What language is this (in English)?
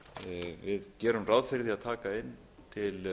Icelandic